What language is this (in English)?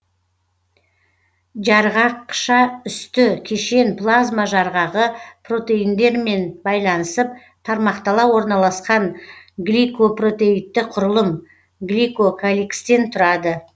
Kazakh